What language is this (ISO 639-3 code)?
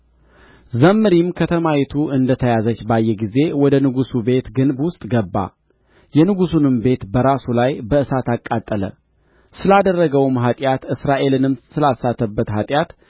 amh